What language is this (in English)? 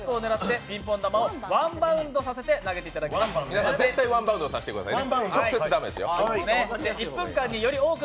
Japanese